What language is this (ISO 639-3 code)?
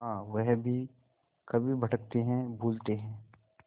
hin